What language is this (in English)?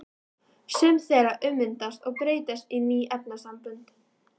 Icelandic